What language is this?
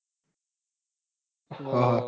Gujarati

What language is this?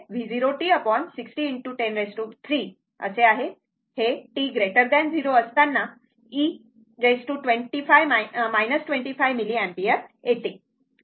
Marathi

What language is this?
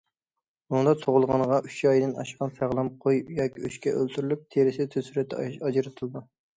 Uyghur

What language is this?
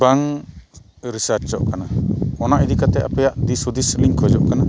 Santali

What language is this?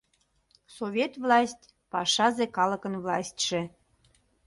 Mari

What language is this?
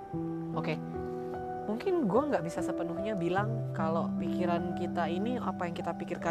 Indonesian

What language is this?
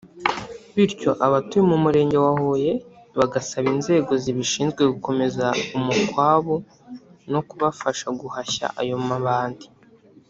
Kinyarwanda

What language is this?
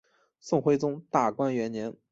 Chinese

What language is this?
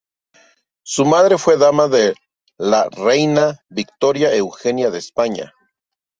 Spanish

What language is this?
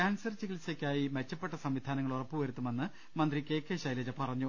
Malayalam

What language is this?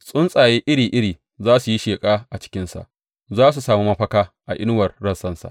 Hausa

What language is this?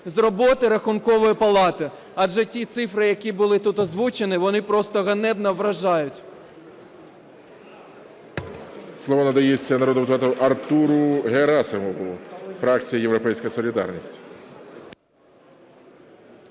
Ukrainian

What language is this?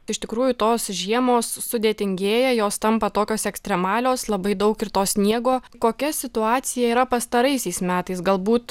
Lithuanian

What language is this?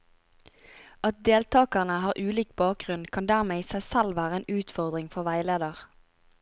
Norwegian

